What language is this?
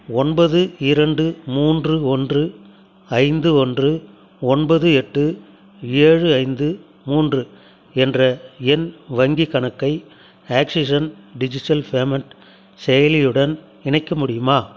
Tamil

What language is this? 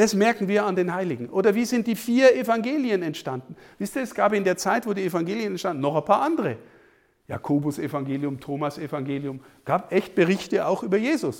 German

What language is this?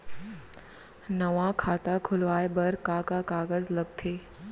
Chhattisgarhi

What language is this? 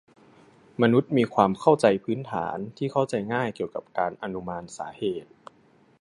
Thai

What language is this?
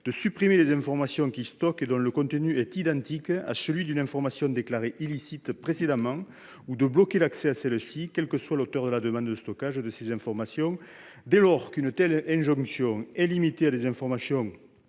French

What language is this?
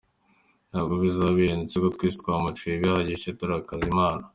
Kinyarwanda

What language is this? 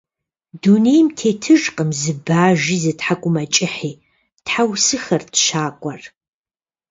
Kabardian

